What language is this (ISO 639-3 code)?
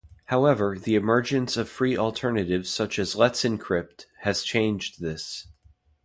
eng